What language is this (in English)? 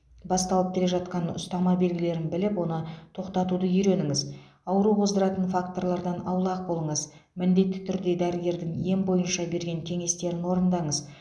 Kazakh